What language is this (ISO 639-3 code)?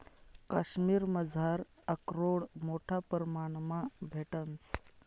mar